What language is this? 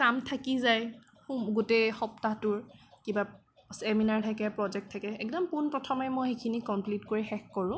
Assamese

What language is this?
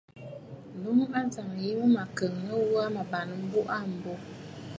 Bafut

